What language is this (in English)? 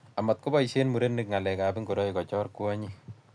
Kalenjin